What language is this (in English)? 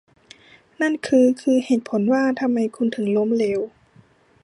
Thai